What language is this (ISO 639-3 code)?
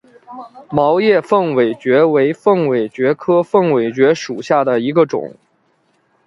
zho